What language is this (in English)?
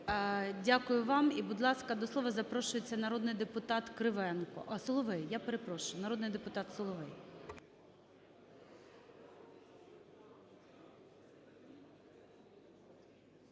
Ukrainian